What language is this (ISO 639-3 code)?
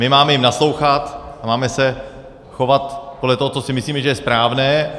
ces